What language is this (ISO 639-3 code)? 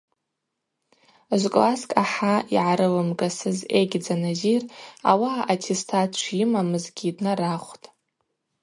abq